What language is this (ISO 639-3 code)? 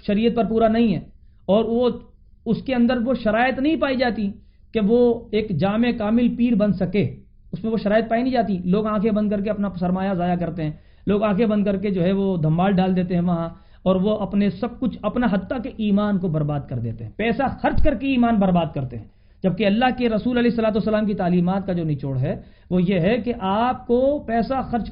urd